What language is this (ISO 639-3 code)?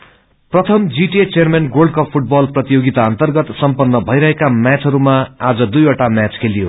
nep